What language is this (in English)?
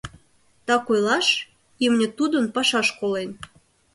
Mari